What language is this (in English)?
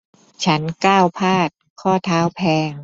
Thai